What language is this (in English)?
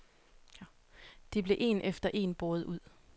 Danish